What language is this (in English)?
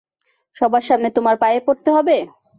Bangla